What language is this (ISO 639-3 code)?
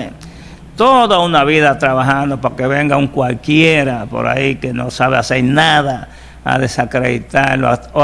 spa